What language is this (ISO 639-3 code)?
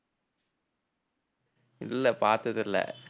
tam